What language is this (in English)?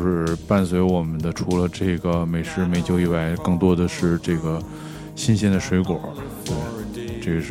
Chinese